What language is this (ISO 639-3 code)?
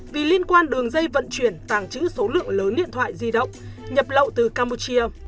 vie